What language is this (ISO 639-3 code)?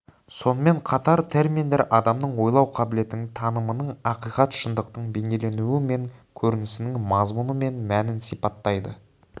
kaz